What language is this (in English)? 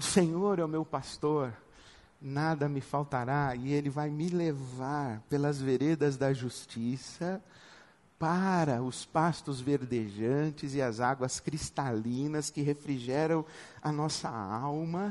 Portuguese